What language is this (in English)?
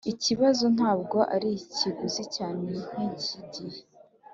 Kinyarwanda